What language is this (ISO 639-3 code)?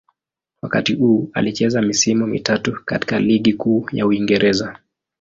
swa